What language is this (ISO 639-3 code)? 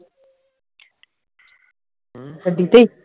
pan